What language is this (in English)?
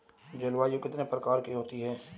Hindi